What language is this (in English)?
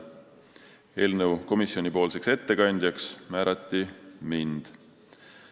Estonian